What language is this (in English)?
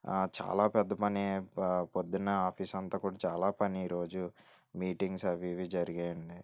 Telugu